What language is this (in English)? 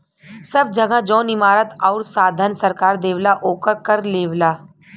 Bhojpuri